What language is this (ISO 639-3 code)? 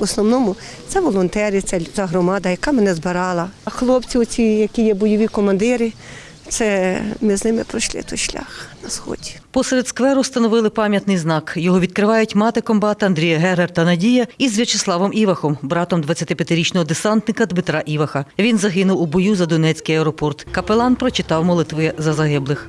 ukr